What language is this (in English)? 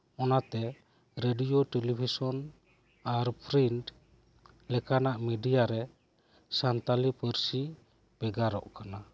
Santali